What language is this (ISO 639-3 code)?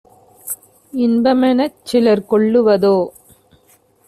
tam